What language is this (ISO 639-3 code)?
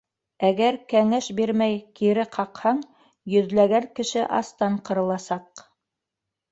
bak